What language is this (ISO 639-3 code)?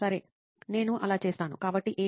tel